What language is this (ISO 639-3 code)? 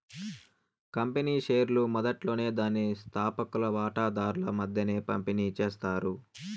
tel